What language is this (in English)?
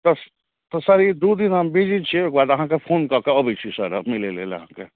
Maithili